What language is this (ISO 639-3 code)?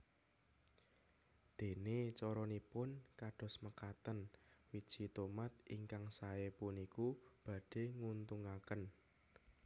jav